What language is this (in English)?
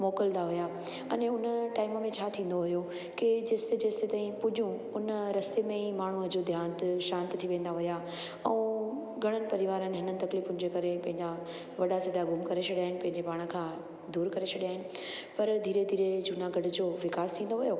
Sindhi